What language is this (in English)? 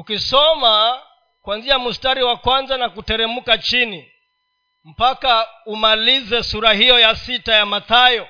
Swahili